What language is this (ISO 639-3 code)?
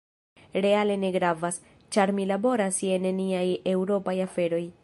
epo